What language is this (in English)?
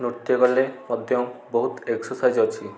Odia